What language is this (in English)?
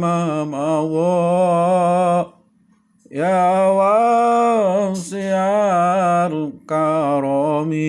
Indonesian